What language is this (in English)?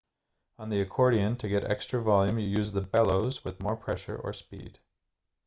English